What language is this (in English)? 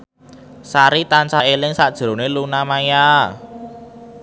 Javanese